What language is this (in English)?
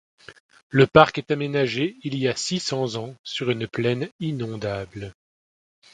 French